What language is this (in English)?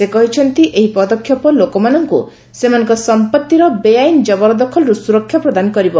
Odia